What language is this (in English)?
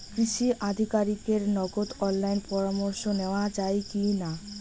Bangla